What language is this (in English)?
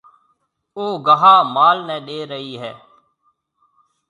Marwari (Pakistan)